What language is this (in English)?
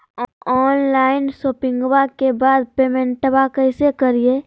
Magahi